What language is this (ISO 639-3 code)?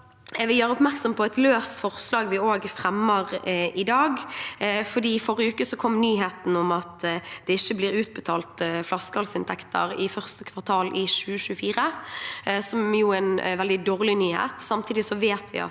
nor